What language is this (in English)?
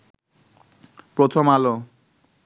Bangla